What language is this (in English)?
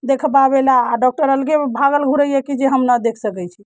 Maithili